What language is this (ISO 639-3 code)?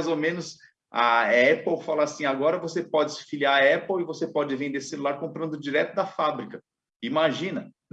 por